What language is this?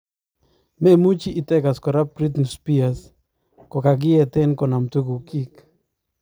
Kalenjin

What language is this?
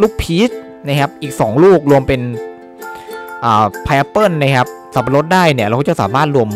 Thai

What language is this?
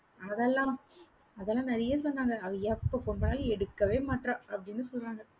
Tamil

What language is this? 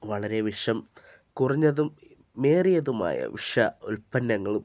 Malayalam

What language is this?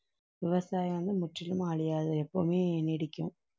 Tamil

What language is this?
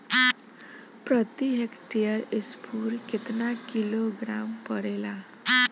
Bhojpuri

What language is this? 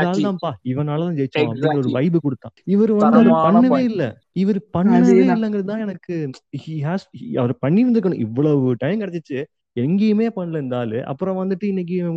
Tamil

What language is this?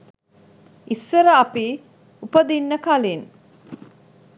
Sinhala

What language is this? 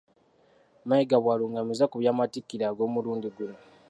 Ganda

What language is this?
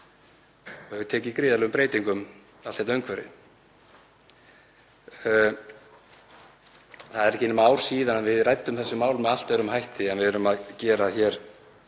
Icelandic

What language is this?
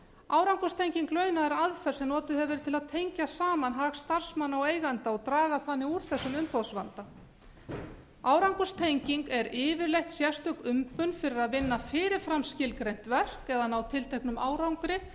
Icelandic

